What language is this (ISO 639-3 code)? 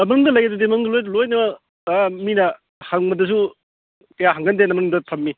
mni